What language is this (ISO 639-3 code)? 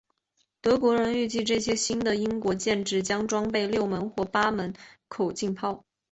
zho